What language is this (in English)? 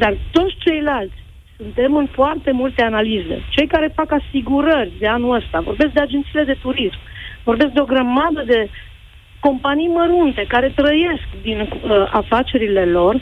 Romanian